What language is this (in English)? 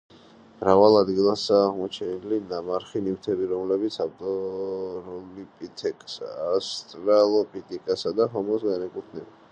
Georgian